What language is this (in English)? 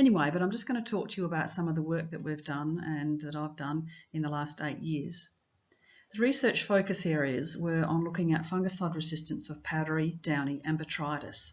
English